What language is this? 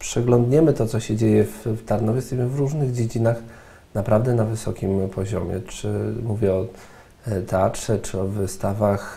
Polish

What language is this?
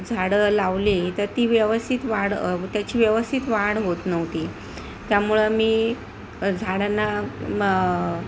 Marathi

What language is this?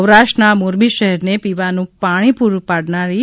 Gujarati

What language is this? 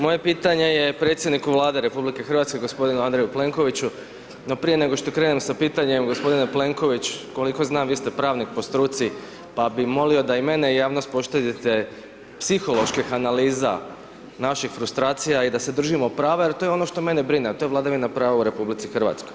Croatian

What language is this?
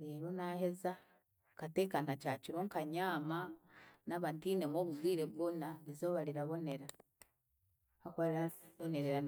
Chiga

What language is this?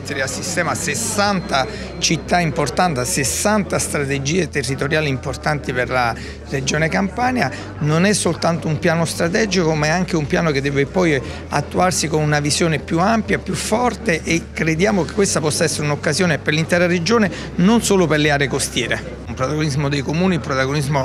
Italian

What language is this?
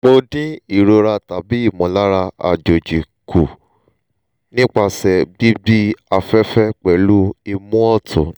Yoruba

